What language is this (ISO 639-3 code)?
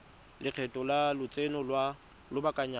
tsn